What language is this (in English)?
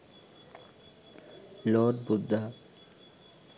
Sinhala